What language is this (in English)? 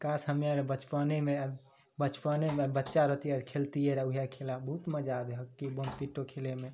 Maithili